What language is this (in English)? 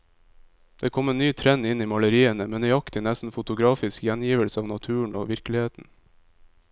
Norwegian